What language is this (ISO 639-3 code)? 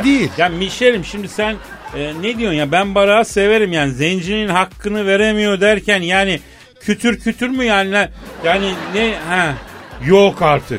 tur